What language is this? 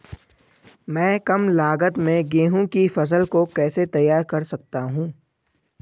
Hindi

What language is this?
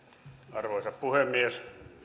Finnish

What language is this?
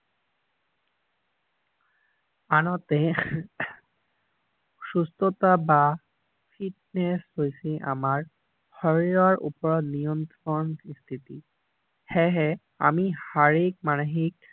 Assamese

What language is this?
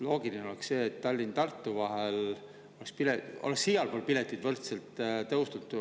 Estonian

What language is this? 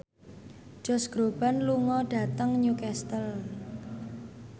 Javanese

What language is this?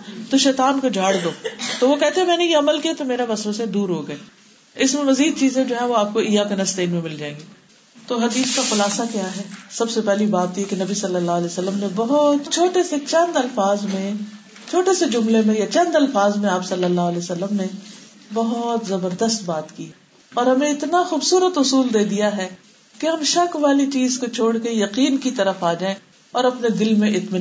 Urdu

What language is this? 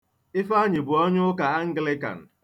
Igbo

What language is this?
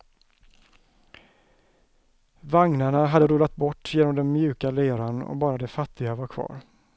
Swedish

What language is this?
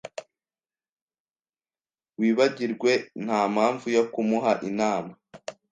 Kinyarwanda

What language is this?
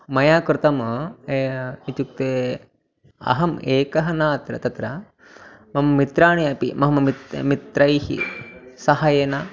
Sanskrit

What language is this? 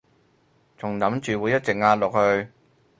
Cantonese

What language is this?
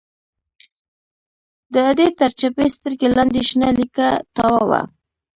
Pashto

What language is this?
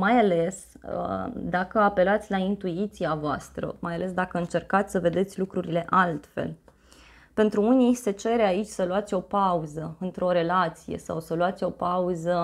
Romanian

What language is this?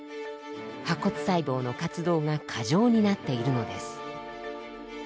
Japanese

